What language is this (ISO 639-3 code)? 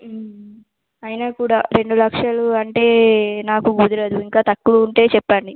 tel